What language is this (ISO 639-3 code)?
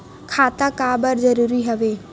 hne